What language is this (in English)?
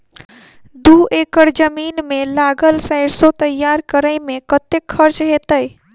Maithili